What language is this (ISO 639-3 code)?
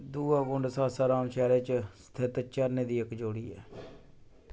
doi